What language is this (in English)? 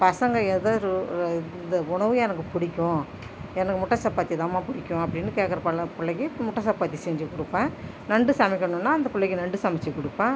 Tamil